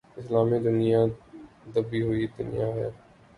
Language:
Urdu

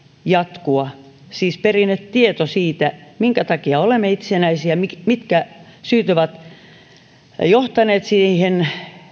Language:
Finnish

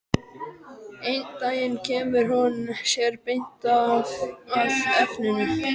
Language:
Icelandic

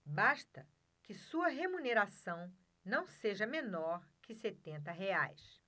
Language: Portuguese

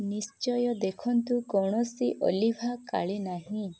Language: Odia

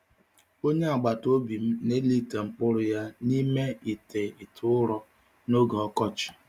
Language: Igbo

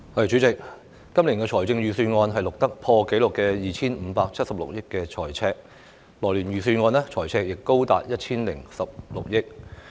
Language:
Cantonese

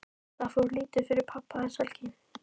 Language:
Icelandic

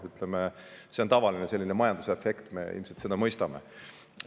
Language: Estonian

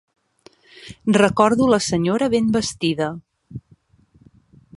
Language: Catalan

